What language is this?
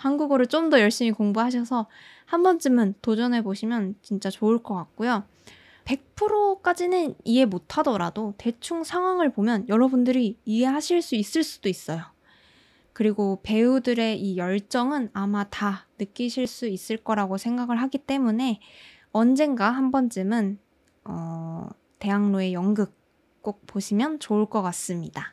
Korean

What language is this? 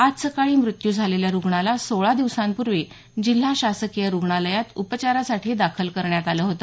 Marathi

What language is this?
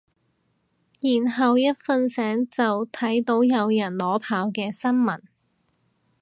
Cantonese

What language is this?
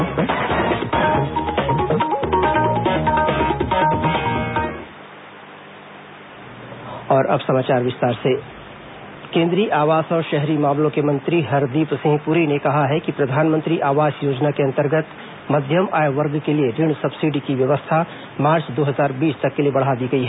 Hindi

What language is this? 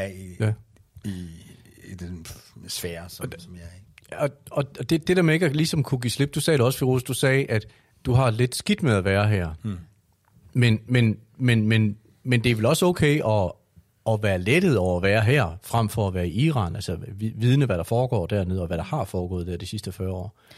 Danish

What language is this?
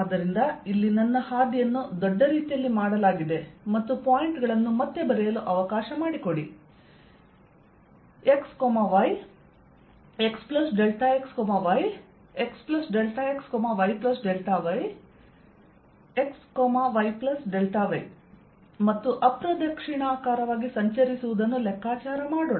Kannada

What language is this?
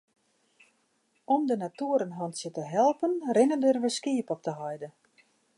Western Frisian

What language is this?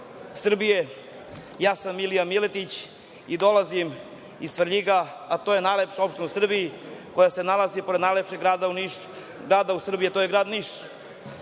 Serbian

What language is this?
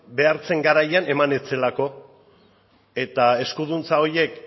Basque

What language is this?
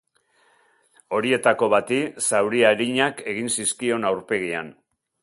Basque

